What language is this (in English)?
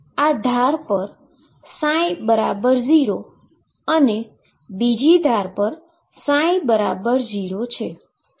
Gujarati